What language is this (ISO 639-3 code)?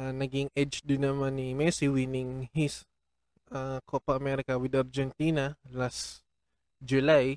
fil